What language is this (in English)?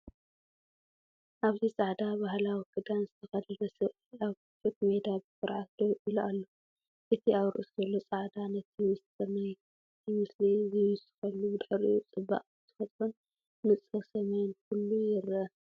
Tigrinya